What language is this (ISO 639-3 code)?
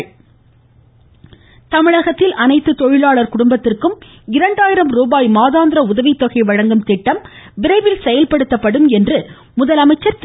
tam